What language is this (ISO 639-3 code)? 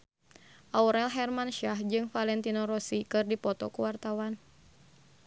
sun